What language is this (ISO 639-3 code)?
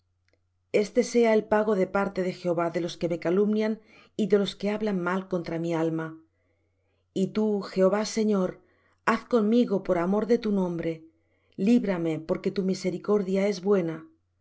spa